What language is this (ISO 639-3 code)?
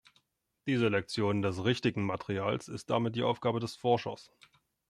deu